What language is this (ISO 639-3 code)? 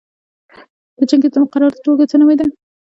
pus